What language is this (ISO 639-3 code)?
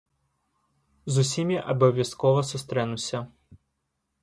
bel